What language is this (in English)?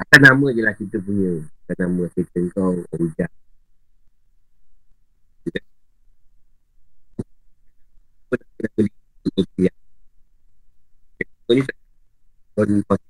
Malay